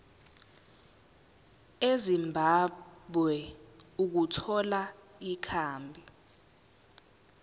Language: Zulu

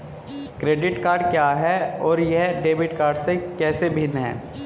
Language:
Hindi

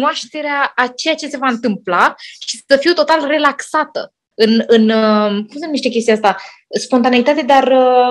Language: Romanian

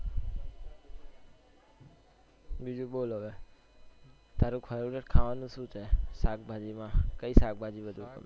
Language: Gujarati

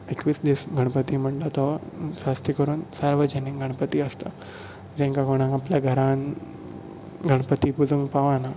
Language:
Konkani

